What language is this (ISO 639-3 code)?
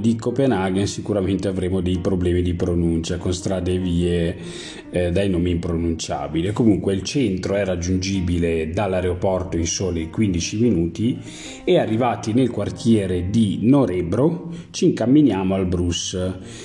ita